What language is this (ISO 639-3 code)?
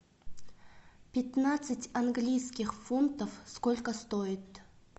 rus